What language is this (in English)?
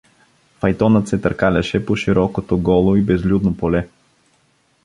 Bulgarian